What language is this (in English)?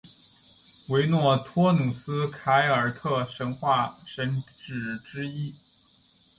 Chinese